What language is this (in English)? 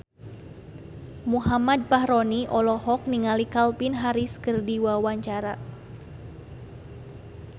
Sundanese